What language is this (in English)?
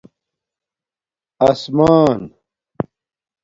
Domaaki